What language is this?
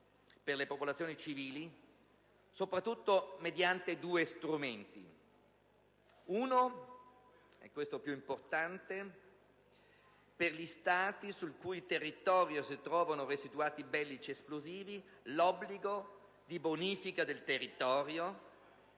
Italian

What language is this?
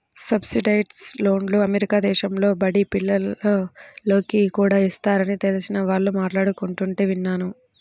Telugu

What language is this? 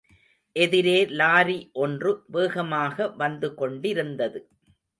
Tamil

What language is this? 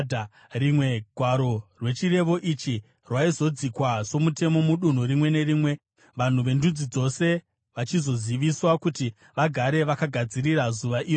Shona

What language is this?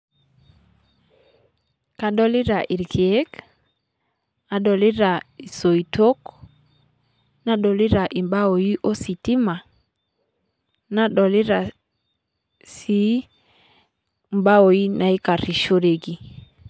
Masai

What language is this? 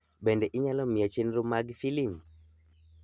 Luo (Kenya and Tanzania)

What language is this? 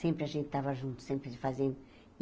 Portuguese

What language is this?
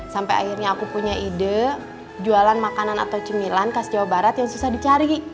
Indonesian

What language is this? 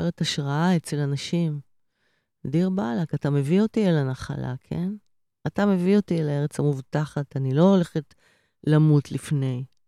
Hebrew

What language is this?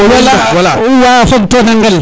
Serer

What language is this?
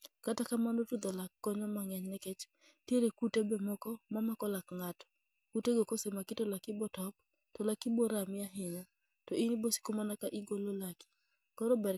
Luo (Kenya and Tanzania)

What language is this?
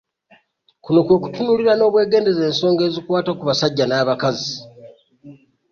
Ganda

